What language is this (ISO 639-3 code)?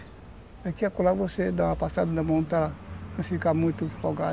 por